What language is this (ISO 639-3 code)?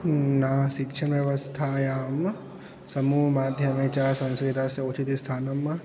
san